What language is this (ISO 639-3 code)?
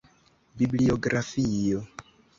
epo